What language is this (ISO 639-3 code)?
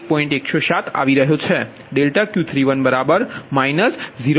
guj